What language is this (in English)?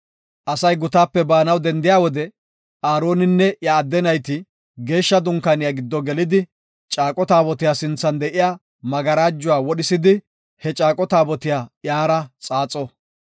Gofa